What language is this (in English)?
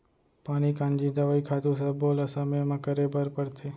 Chhattisgarhi